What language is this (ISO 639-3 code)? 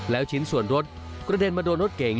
tha